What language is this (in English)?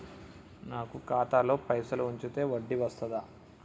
Telugu